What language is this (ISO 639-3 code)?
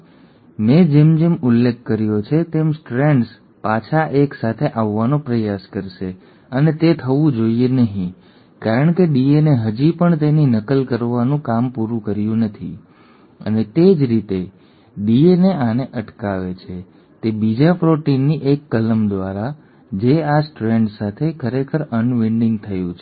guj